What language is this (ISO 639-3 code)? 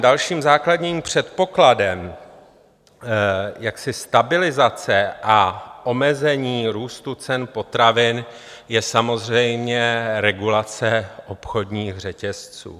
ces